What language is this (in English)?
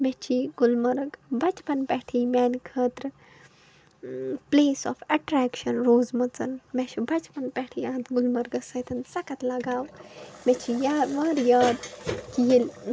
Kashmiri